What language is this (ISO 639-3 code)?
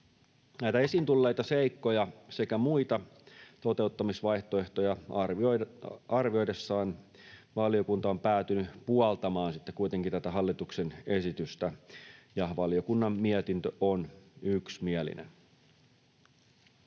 fin